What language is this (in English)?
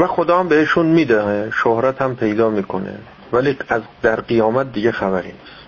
Persian